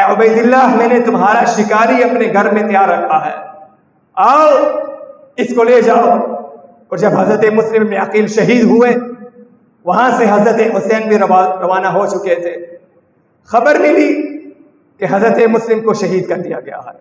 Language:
Urdu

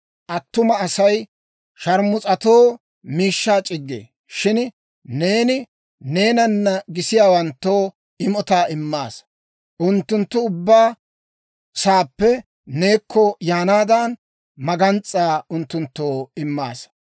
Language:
Dawro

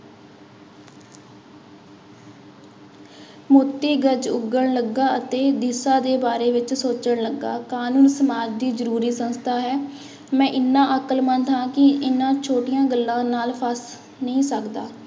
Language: Punjabi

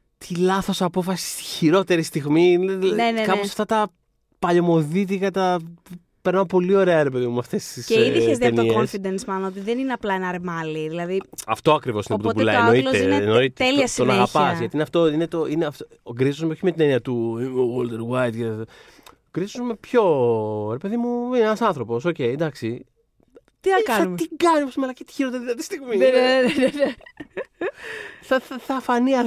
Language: Greek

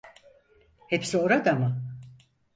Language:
Turkish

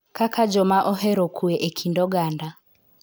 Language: Luo (Kenya and Tanzania)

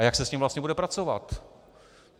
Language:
Czech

